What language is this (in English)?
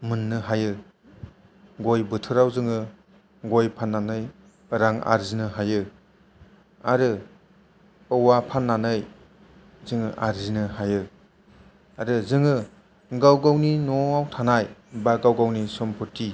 Bodo